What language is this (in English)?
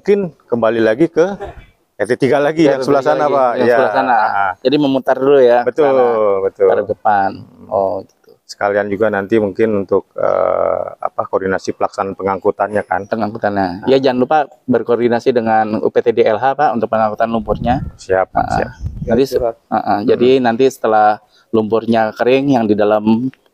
Indonesian